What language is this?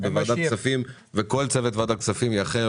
Hebrew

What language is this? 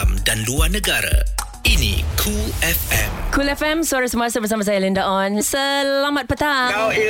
Malay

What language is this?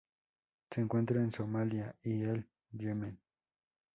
Spanish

